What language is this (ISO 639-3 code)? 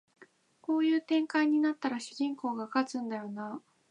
jpn